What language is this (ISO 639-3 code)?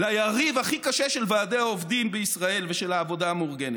heb